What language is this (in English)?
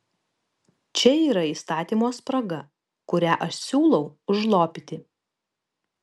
Lithuanian